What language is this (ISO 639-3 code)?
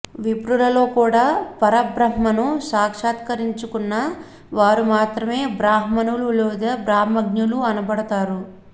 tel